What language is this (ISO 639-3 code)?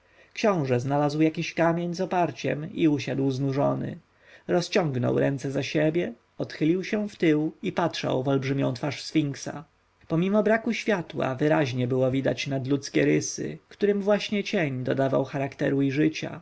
pol